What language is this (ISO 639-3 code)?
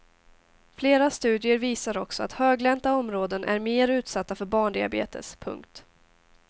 swe